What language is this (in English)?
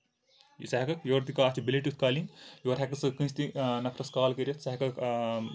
Kashmiri